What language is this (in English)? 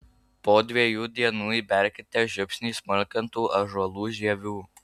Lithuanian